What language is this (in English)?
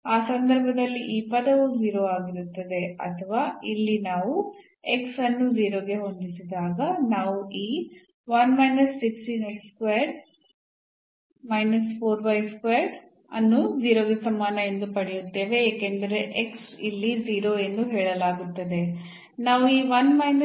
Kannada